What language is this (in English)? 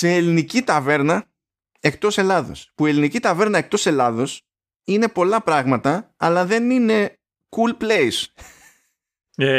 Greek